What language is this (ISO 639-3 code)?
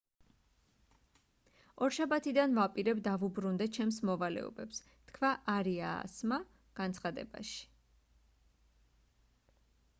kat